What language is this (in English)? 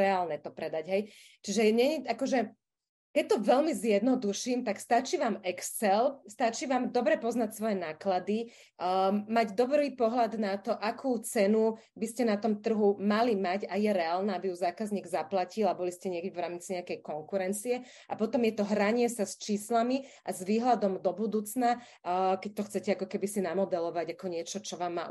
Slovak